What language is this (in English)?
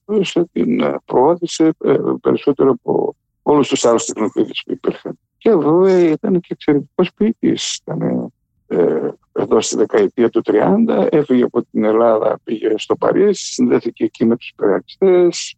Greek